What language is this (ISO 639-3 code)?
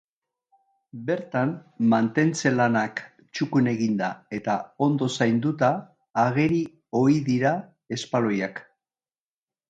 eus